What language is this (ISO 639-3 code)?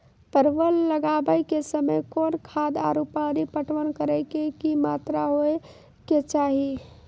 mai